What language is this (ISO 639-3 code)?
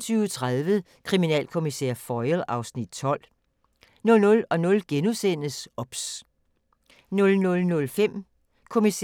dan